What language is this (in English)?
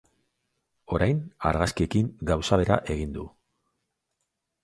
Basque